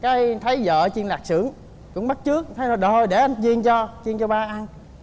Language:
Vietnamese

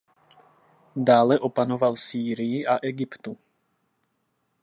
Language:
Czech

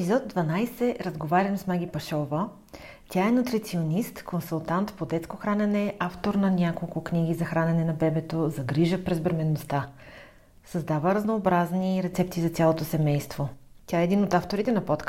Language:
Bulgarian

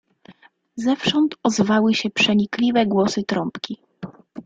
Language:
Polish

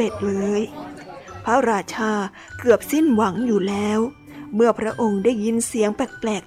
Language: Thai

